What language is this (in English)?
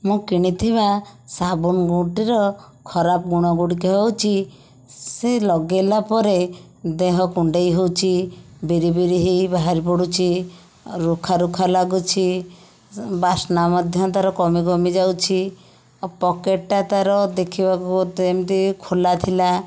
Odia